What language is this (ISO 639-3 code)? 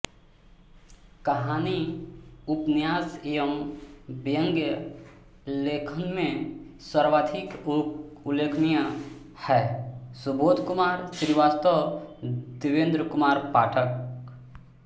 hin